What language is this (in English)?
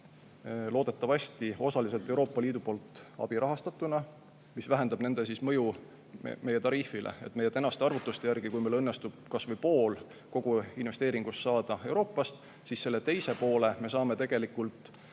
Estonian